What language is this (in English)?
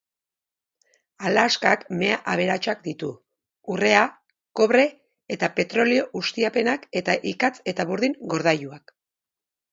Basque